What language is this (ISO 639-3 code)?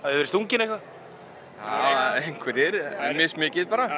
isl